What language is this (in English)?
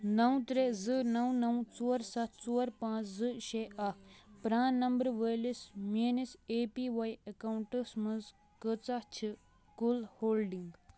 Kashmiri